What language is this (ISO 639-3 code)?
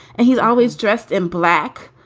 eng